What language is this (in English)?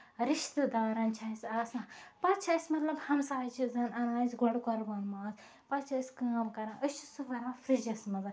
Kashmiri